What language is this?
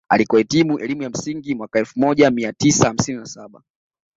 Swahili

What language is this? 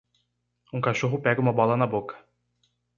Portuguese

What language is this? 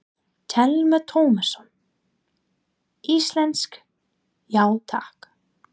Icelandic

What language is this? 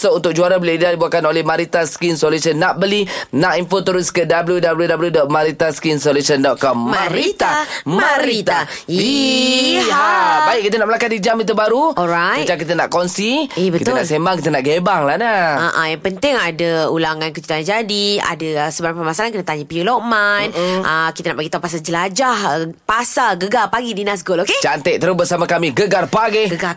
Malay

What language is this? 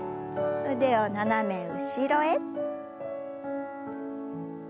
Japanese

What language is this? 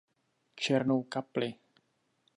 Czech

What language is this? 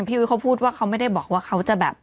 Thai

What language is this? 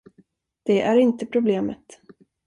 Swedish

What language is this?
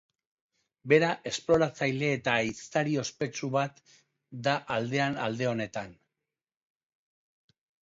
Basque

